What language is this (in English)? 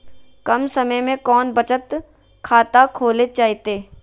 Magahi